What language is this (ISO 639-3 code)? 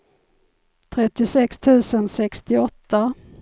swe